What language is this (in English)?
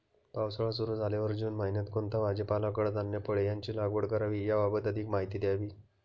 Marathi